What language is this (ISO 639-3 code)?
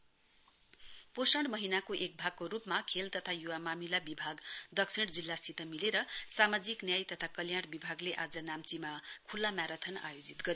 nep